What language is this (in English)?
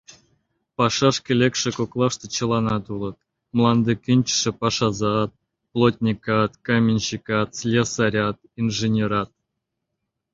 Mari